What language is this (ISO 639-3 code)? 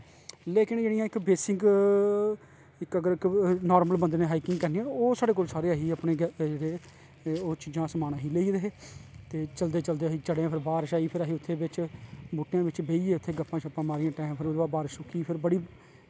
doi